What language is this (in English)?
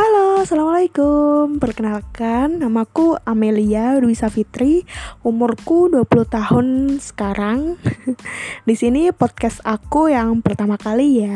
Indonesian